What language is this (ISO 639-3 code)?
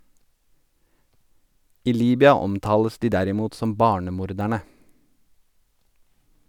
nor